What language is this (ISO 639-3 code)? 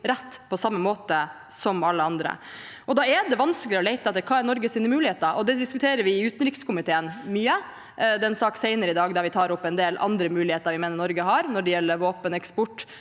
nor